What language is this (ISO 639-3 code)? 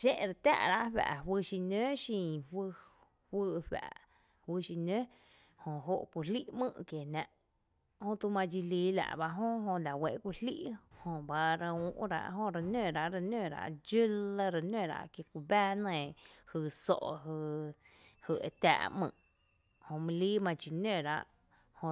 cte